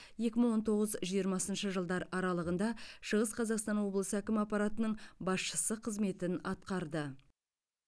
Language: Kazakh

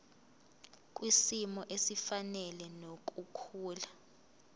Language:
Zulu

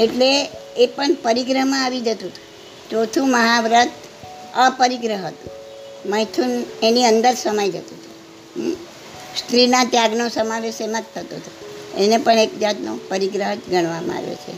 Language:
Gujarati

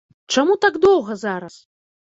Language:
Belarusian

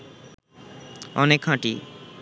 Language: Bangla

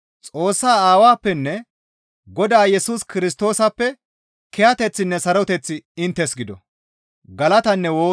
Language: Gamo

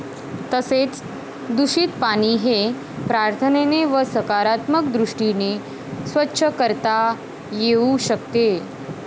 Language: Marathi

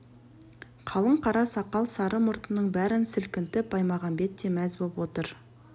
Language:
Kazakh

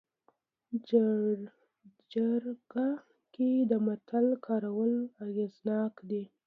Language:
Pashto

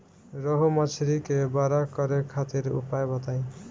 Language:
Bhojpuri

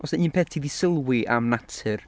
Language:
Welsh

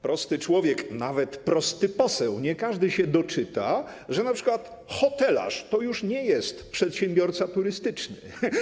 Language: Polish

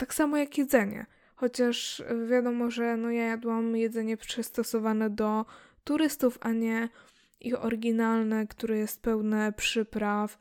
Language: Polish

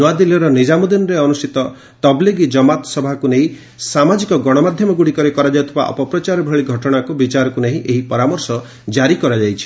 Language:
Odia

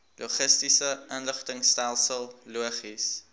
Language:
Afrikaans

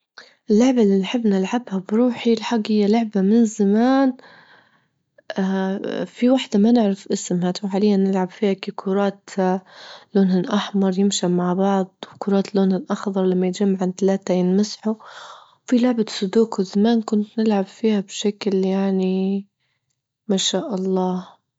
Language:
Libyan Arabic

